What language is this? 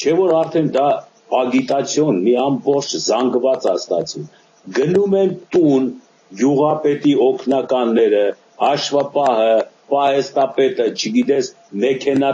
Romanian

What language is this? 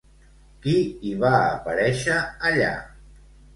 Catalan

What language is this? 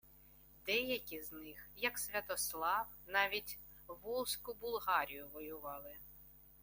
Ukrainian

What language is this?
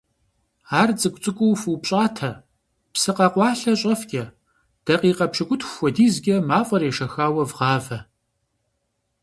Kabardian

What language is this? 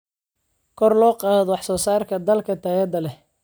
Somali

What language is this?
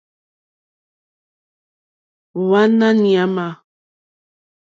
Mokpwe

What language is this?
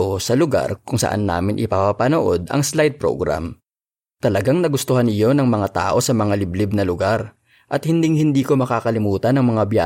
Filipino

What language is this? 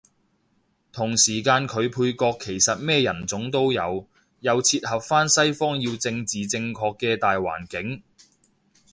Cantonese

